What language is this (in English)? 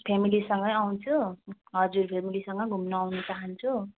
Nepali